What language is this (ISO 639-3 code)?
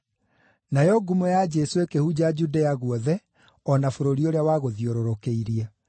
kik